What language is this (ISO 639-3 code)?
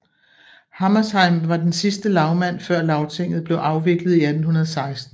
dan